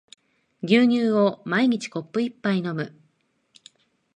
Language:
Japanese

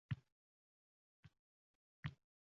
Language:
Uzbek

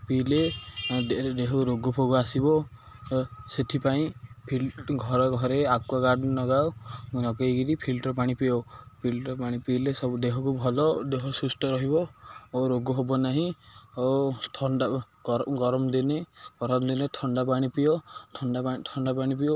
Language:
Odia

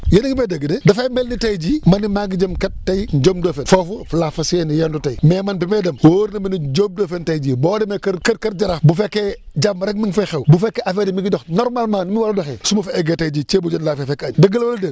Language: Wolof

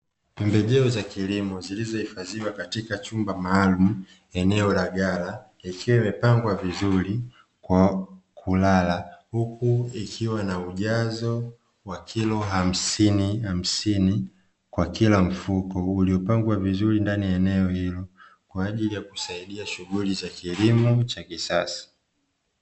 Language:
Swahili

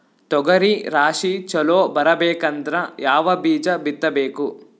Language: Kannada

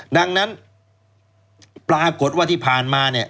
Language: Thai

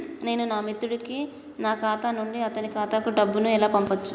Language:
Telugu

